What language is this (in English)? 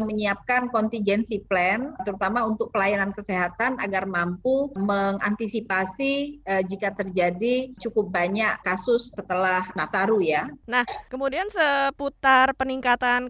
Indonesian